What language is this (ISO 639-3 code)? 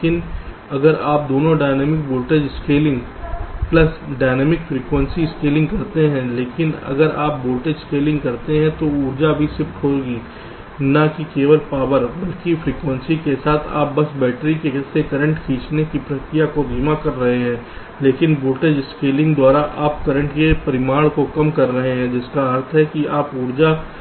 hin